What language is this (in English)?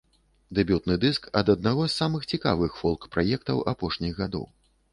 Belarusian